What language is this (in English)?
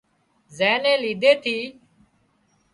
Wadiyara Koli